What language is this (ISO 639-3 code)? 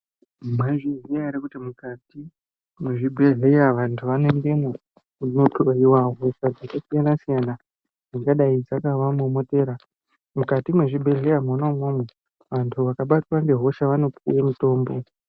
ndc